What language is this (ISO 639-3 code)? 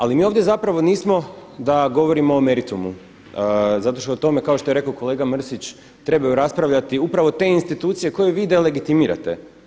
hrv